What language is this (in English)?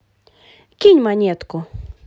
Russian